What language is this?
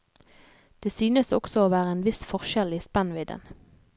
Norwegian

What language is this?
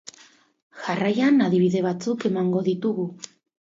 Basque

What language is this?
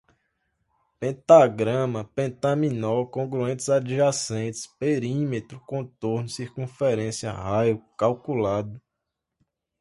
Portuguese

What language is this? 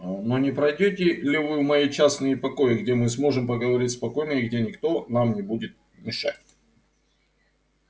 Russian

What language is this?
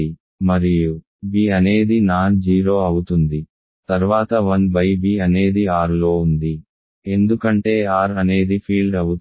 Telugu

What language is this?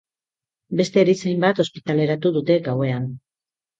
Basque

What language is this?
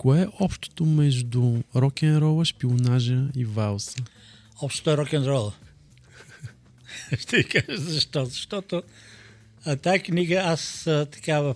Bulgarian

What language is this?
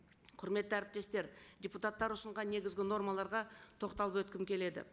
Kazakh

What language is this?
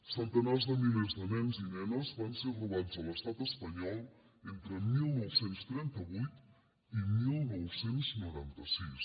Catalan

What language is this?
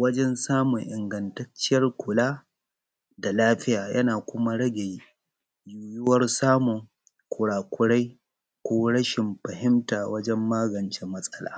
Hausa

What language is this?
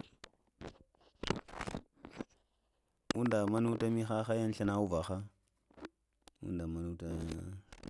Lamang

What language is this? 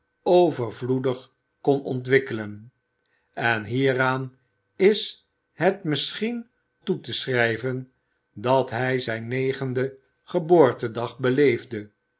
Dutch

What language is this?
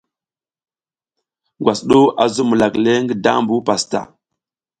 South Giziga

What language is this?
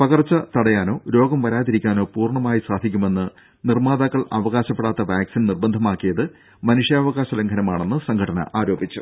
Malayalam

